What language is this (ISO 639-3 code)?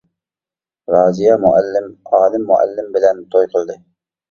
uig